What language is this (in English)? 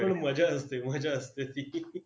Marathi